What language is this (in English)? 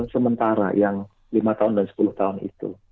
Indonesian